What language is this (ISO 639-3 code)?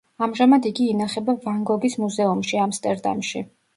kat